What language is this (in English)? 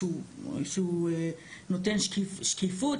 Hebrew